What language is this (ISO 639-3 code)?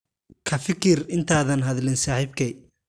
som